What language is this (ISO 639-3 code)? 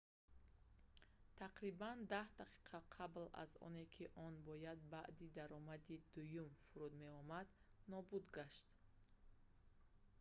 tgk